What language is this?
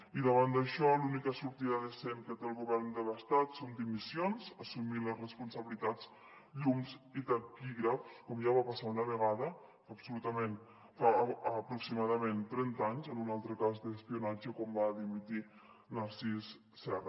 Catalan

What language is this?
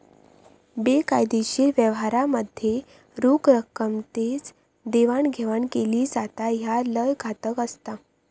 Marathi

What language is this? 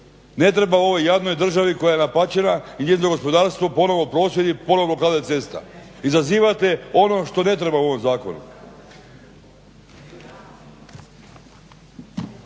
Croatian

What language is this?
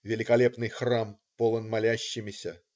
Russian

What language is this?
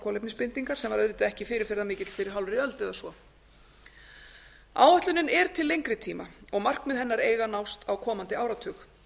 Icelandic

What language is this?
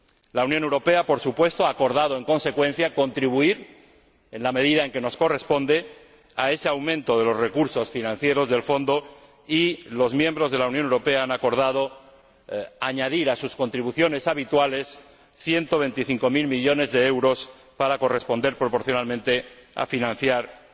Spanish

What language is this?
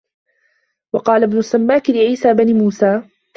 Arabic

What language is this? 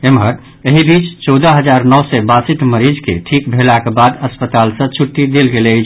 Maithili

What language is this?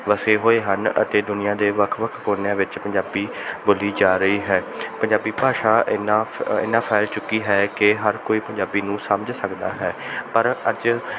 Punjabi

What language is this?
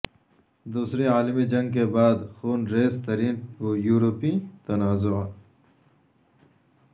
Urdu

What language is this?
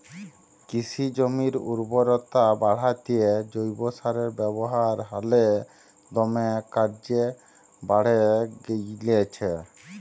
Bangla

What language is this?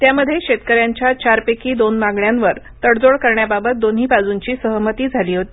Marathi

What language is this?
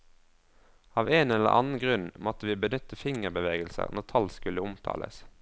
Norwegian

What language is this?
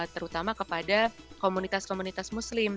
Indonesian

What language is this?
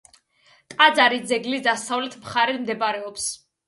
Georgian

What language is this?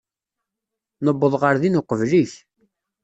Kabyle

